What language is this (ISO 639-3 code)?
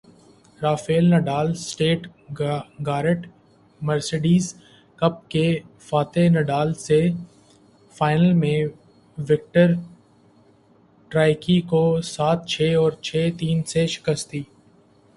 urd